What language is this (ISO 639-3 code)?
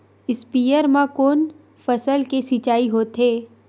hne